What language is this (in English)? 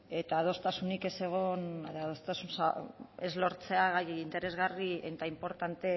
Basque